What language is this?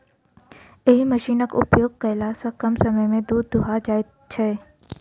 Maithili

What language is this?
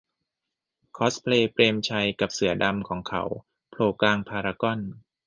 Thai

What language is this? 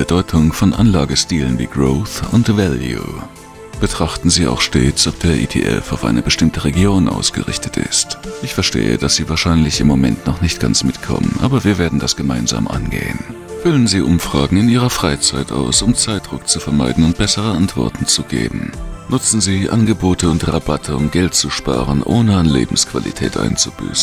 German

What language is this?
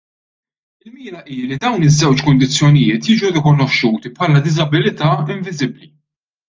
Maltese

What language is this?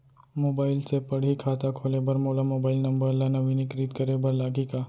Chhattisgarhi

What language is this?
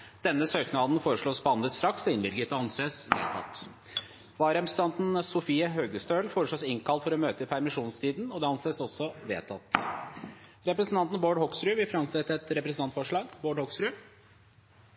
Norwegian Bokmål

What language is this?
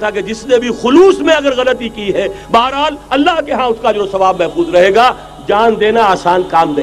Urdu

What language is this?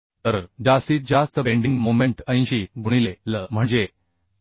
Marathi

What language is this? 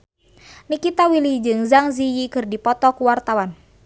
Sundanese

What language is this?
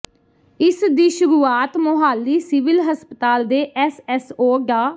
Punjabi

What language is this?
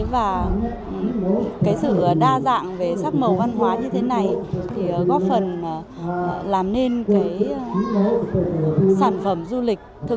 Vietnamese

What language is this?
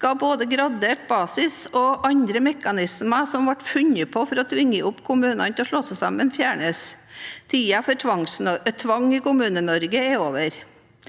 Norwegian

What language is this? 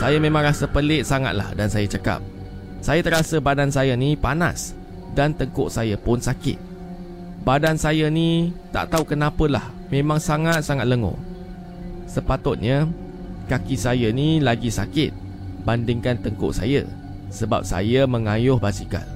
Malay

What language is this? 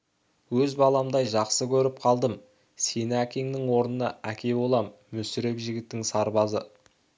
Kazakh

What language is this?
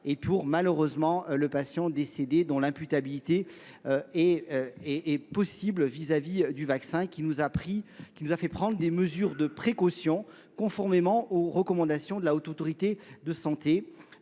French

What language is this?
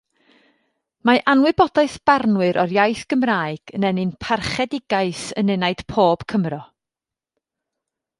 Welsh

